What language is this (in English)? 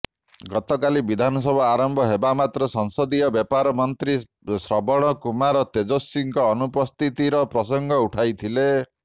Odia